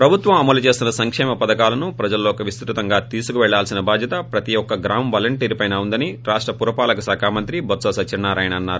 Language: Telugu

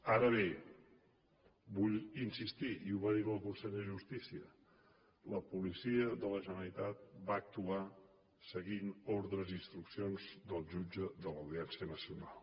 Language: Catalan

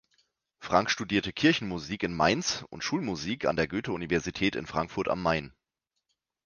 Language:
German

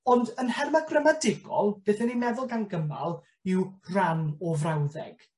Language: Welsh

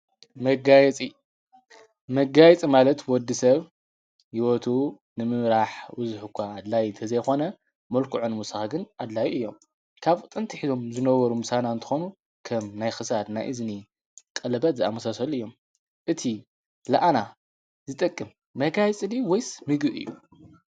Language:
Tigrinya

